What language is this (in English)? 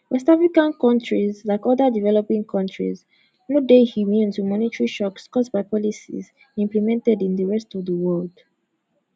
Nigerian Pidgin